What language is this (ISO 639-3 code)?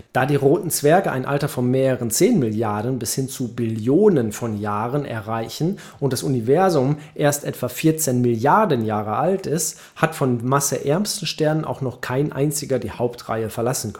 deu